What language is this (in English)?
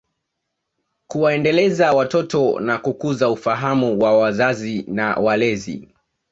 Swahili